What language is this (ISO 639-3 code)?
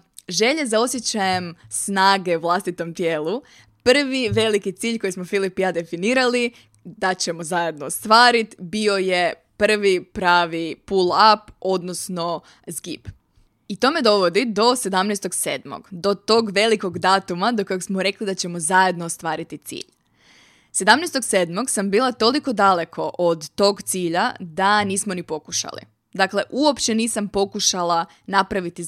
hrv